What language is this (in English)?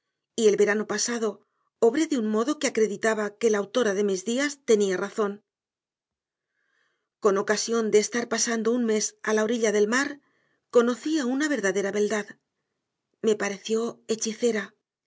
Spanish